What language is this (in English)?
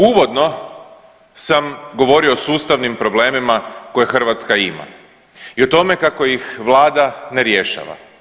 Croatian